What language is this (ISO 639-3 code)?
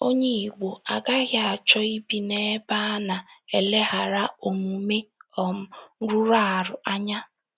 ibo